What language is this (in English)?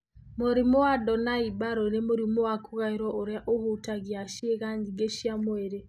Kikuyu